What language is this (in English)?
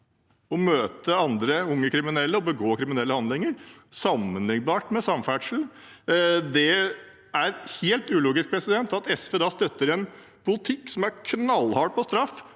Norwegian